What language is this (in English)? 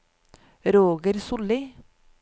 Norwegian